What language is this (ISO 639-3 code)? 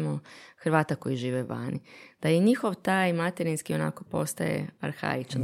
hrv